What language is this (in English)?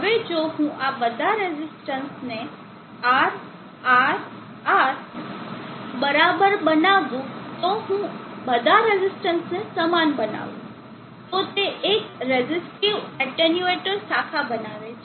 Gujarati